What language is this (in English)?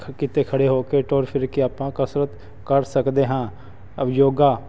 Punjabi